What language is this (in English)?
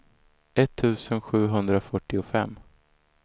Swedish